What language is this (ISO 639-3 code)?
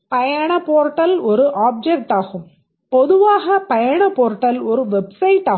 tam